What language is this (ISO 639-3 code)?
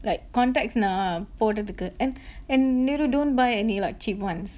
eng